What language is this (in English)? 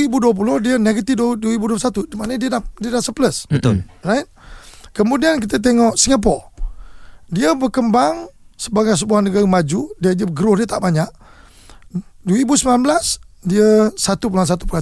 Malay